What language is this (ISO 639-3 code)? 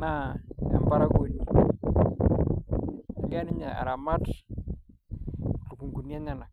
mas